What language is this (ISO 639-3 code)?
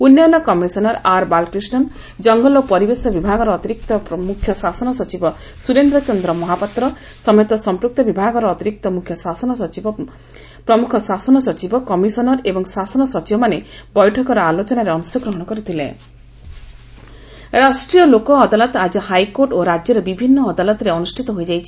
ori